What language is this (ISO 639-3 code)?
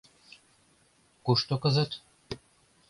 chm